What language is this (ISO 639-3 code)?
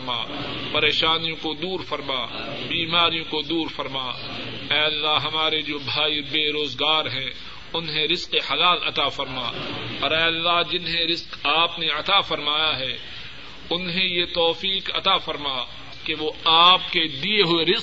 urd